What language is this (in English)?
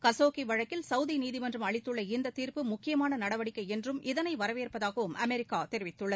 Tamil